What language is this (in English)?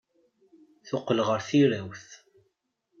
Kabyle